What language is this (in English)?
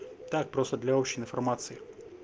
Russian